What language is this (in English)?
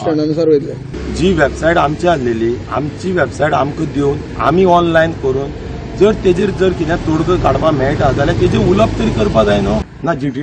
Marathi